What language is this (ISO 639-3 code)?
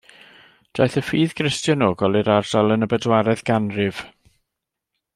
cym